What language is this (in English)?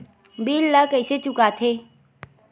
Chhattisgarhi